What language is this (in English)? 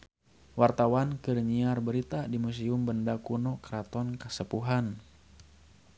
Sundanese